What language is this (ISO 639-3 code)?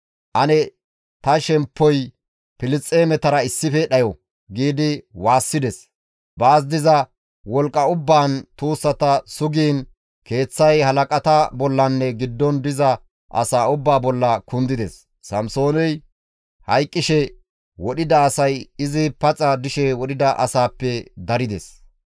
gmv